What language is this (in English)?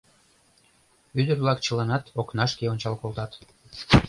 Mari